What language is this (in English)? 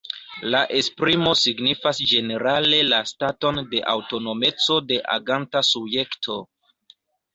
Esperanto